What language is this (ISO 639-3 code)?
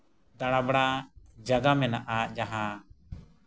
sat